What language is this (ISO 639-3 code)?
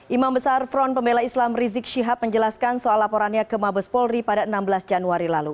ind